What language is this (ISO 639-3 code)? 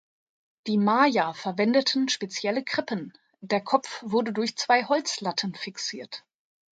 deu